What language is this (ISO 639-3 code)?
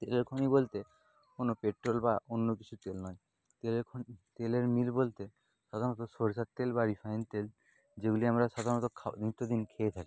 ben